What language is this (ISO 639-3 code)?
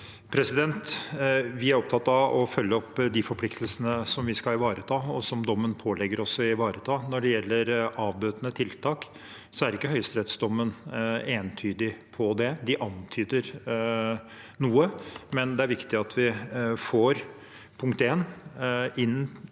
nor